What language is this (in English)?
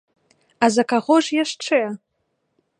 Belarusian